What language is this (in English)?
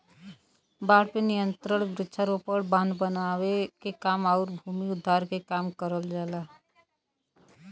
Bhojpuri